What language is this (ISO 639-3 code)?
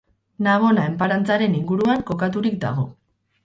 eus